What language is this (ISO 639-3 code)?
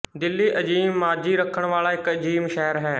pan